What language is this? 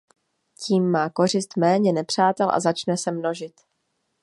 Czech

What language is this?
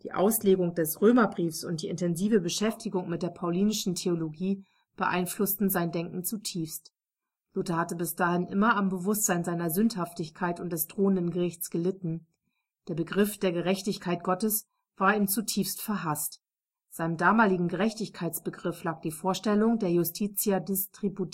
German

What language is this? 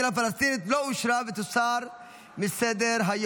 Hebrew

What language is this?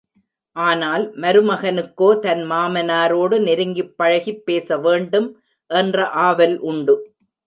Tamil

